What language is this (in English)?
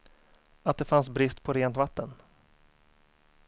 Swedish